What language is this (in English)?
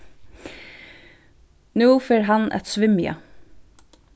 Faroese